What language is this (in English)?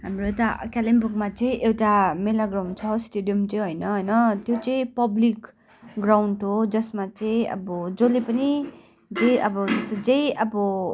Nepali